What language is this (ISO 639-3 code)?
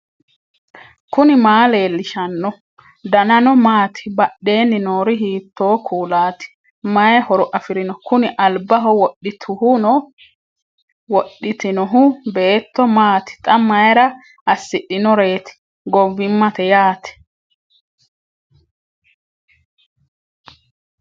sid